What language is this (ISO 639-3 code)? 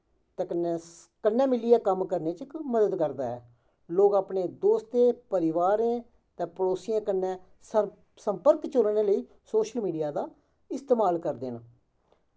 doi